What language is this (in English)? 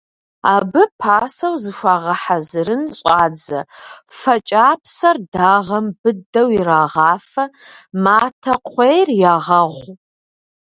Kabardian